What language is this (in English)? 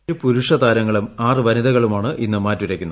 Malayalam